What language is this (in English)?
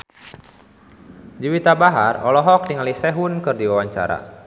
Sundanese